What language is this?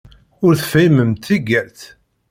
Kabyle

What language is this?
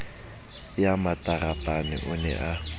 Southern Sotho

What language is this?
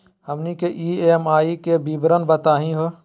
Magahi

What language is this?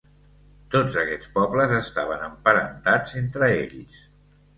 Catalan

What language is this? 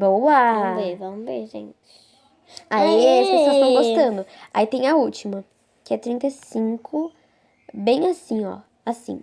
Portuguese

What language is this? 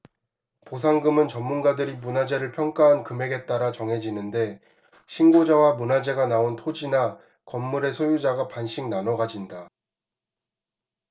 Korean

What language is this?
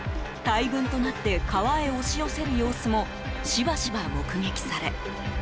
Japanese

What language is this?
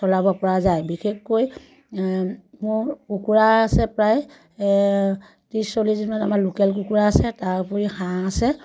Assamese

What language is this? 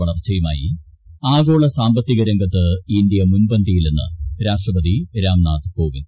Malayalam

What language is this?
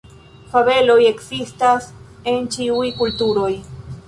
Esperanto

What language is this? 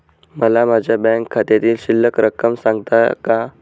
Marathi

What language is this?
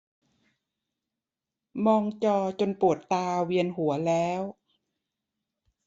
Thai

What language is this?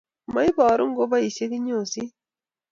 Kalenjin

